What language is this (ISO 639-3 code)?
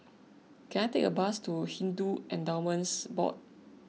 eng